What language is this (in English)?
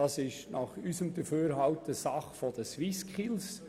Swiss German